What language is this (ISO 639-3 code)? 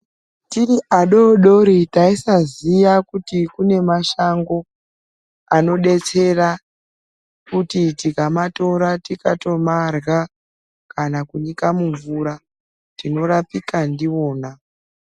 ndc